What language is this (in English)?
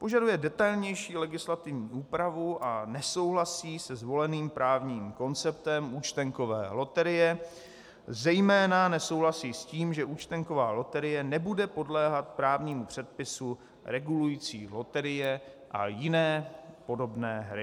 Czech